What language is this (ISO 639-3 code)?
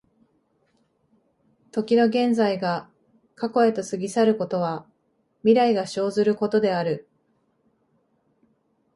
jpn